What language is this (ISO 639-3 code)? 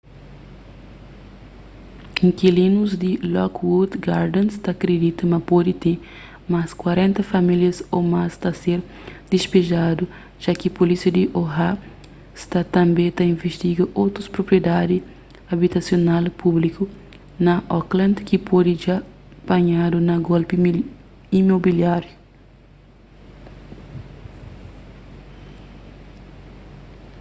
kea